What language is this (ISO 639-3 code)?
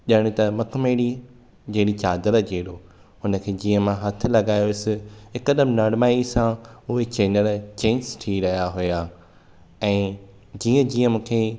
snd